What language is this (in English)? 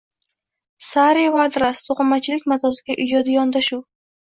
Uzbek